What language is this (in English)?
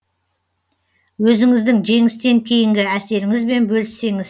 Kazakh